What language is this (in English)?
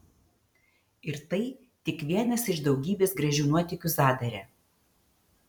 Lithuanian